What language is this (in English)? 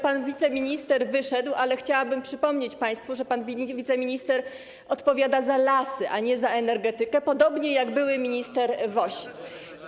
Polish